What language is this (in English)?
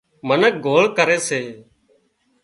Wadiyara Koli